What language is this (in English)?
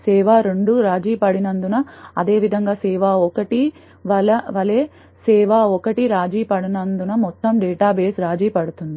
Telugu